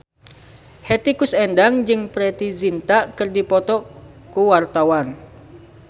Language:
Sundanese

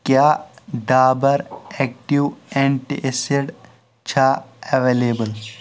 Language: Kashmiri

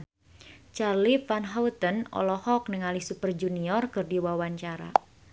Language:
Sundanese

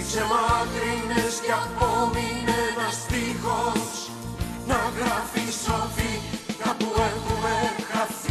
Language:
Greek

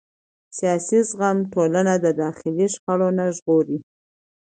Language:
Pashto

